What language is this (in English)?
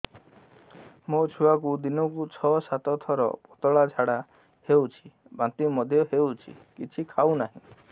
Odia